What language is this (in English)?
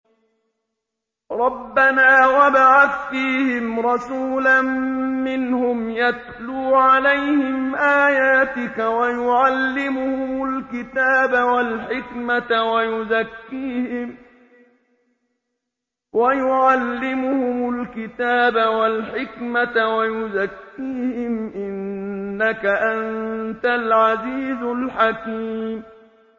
Arabic